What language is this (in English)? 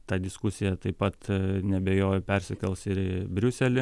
Lithuanian